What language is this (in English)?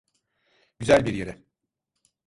Turkish